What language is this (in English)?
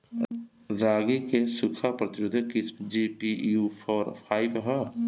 Bhojpuri